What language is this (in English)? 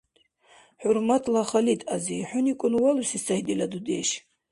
Dargwa